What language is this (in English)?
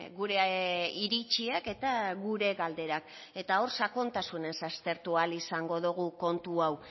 Basque